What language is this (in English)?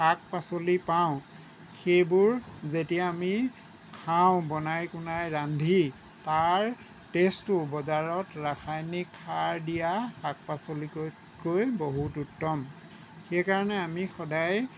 Assamese